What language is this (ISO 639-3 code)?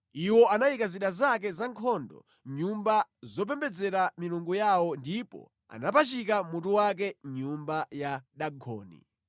nya